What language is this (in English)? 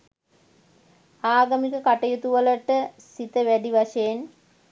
Sinhala